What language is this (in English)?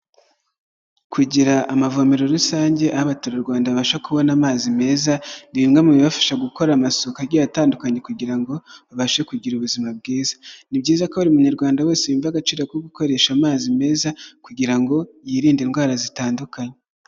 Kinyarwanda